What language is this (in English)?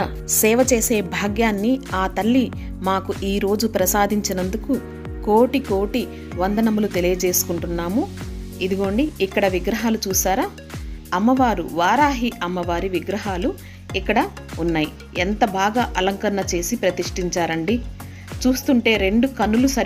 Telugu